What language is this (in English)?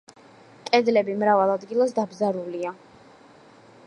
Georgian